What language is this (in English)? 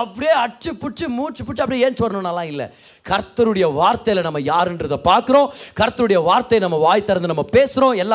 Tamil